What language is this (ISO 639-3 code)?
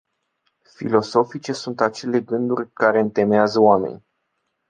ron